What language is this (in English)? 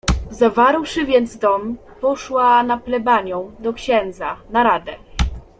Polish